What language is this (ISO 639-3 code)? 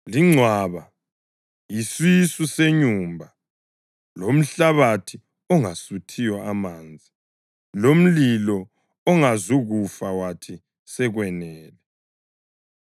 nde